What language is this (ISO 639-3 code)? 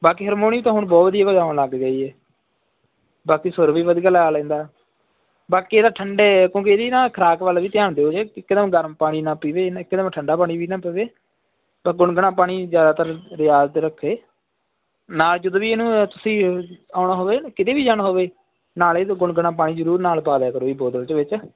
pan